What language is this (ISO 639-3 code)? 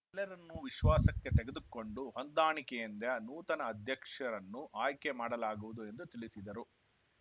kan